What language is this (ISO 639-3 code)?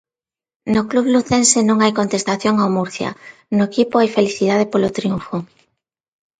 glg